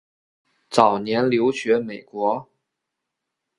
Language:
Chinese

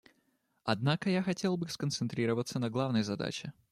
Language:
Russian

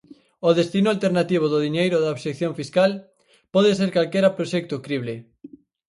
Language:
Galician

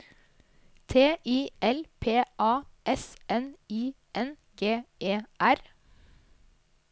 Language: Norwegian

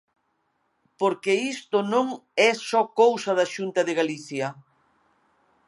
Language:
Galician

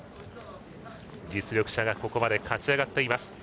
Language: Japanese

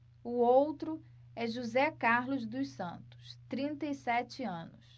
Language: Portuguese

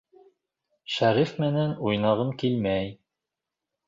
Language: Bashkir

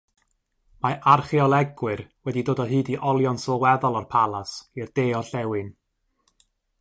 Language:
Welsh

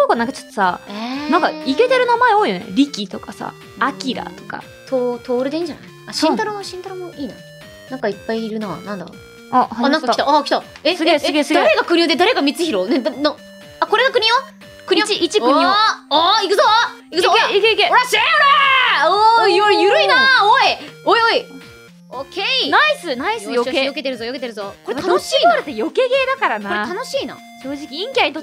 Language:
Japanese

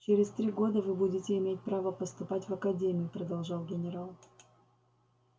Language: Russian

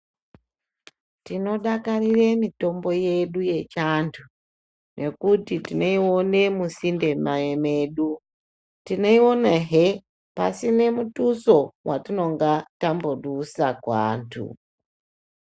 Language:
Ndau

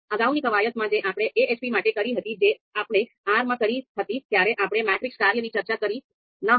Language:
Gujarati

